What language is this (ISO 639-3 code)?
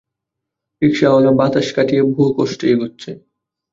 ben